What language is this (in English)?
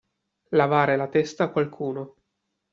Italian